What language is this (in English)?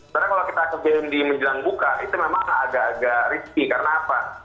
Indonesian